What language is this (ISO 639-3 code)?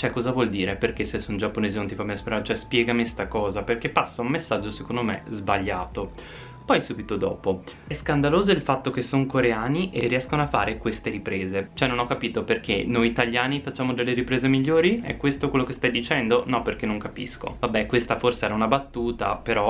ita